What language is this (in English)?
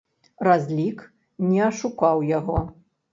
Belarusian